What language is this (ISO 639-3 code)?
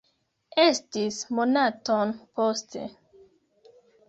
epo